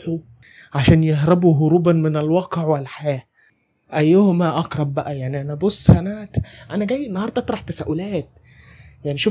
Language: Arabic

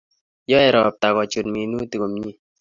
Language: Kalenjin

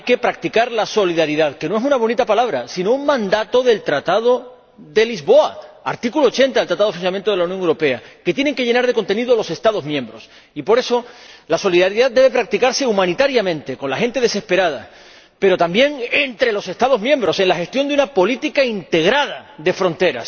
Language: Spanish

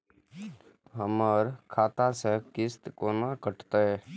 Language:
Maithili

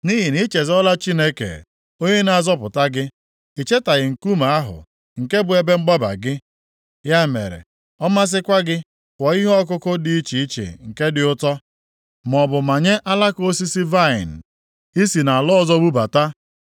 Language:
Igbo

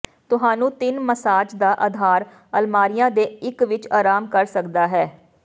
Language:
Punjabi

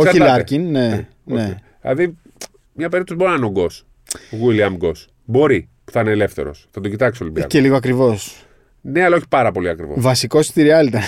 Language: Greek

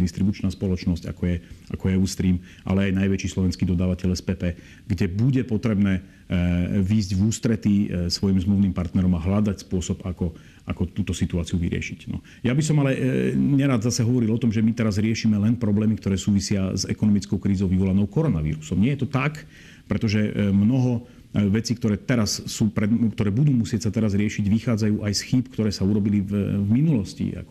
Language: Slovak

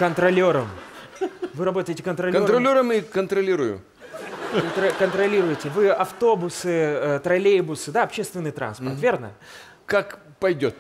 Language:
Russian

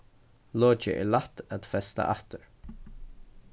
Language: Faroese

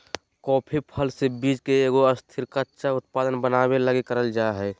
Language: Magahi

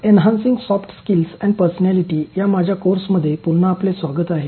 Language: Marathi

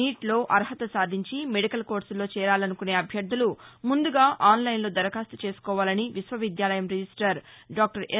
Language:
Telugu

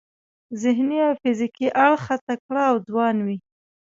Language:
Pashto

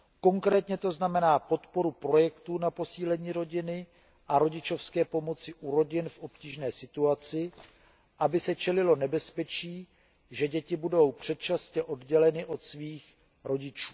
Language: Czech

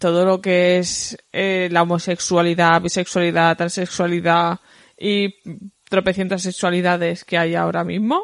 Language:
Spanish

